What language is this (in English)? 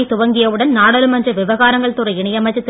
Tamil